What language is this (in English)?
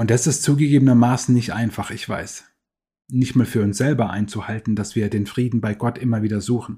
German